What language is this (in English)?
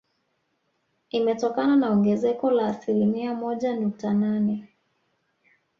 Swahili